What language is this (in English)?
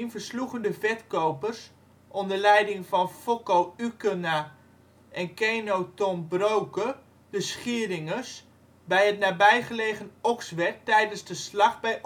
Dutch